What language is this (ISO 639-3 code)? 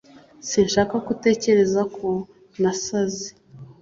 kin